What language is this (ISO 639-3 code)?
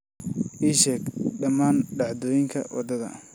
som